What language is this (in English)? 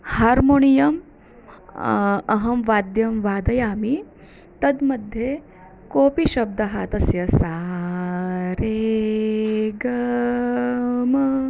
Sanskrit